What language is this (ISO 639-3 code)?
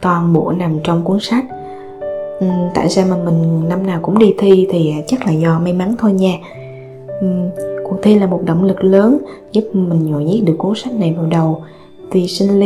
vie